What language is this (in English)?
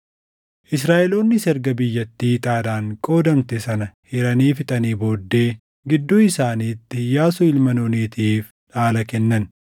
Oromo